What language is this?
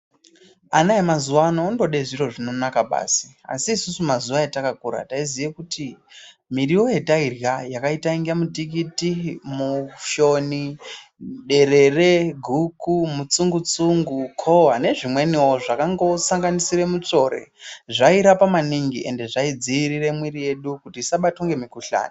Ndau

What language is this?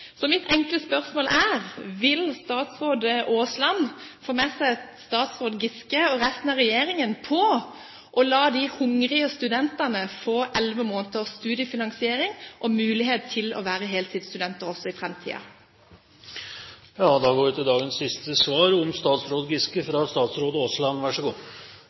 Norwegian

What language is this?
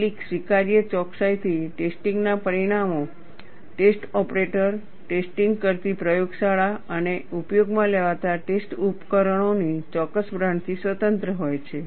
Gujarati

